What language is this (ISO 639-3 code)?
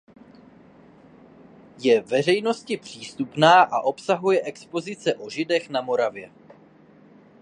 ces